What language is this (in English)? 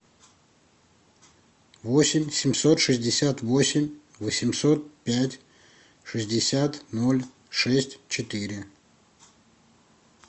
Russian